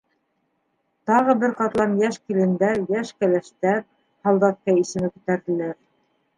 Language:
Bashkir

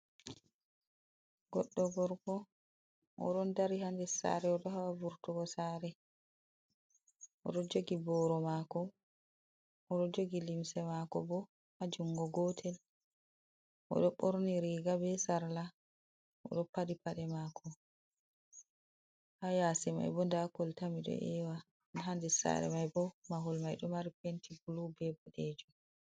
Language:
Fula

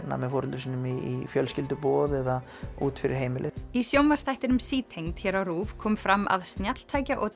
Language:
Icelandic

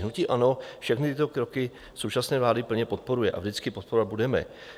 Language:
Czech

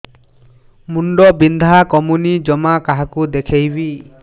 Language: Odia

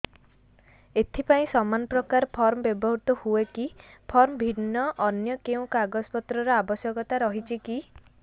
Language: Odia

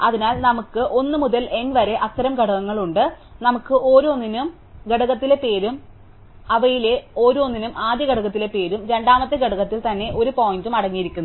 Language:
Malayalam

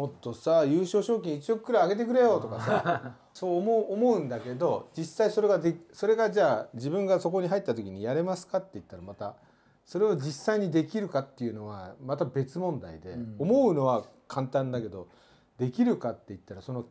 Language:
Japanese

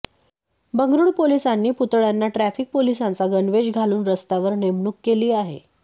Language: Marathi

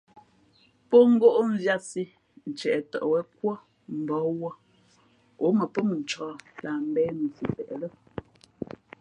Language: Fe'fe'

